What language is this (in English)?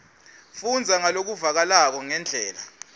Swati